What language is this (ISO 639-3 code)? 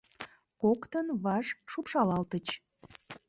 chm